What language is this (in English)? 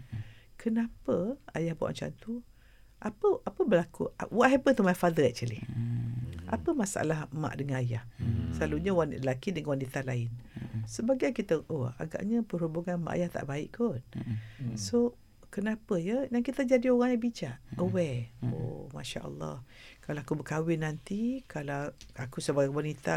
Malay